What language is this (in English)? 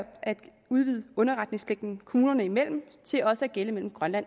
Danish